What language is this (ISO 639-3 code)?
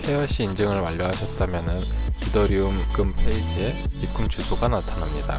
kor